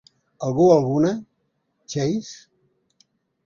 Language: Catalan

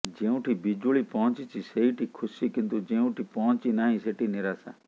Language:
Odia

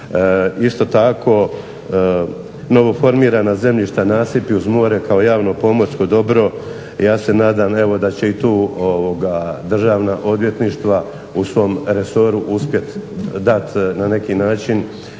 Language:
Croatian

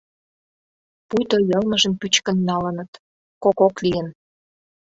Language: Mari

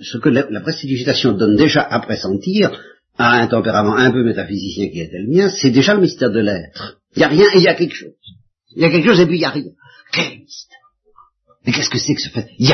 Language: French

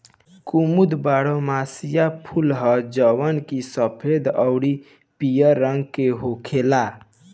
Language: Bhojpuri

